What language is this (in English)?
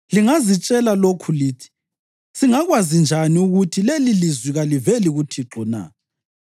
North Ndebele